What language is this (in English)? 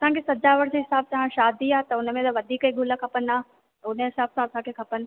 Sindhi